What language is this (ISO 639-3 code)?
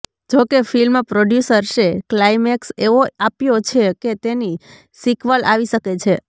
guj